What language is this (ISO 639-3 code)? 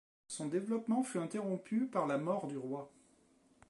fra